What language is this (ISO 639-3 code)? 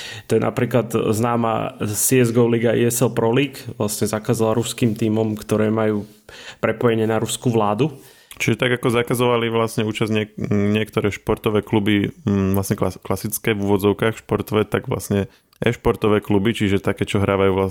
slk